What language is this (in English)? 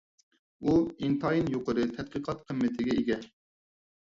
Uyghur